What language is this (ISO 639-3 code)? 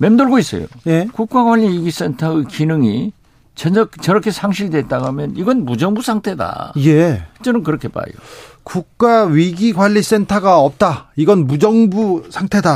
kor